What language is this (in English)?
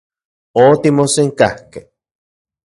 Central Puebla Nahuatl